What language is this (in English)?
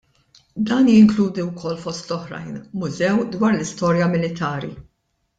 Maltese